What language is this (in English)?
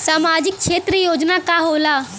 Bhojpuri